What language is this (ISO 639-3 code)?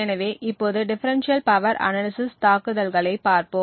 tam